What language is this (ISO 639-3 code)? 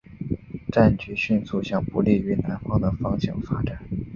zho